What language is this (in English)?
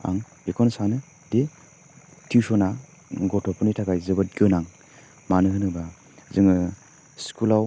Bodo